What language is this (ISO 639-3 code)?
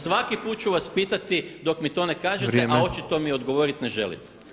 hrv